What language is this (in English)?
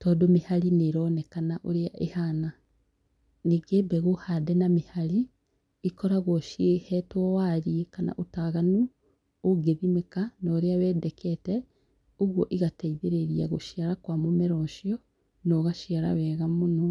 Kikuyu